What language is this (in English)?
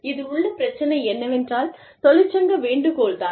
Tamil